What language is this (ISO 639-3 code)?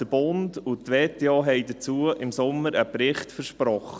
gsw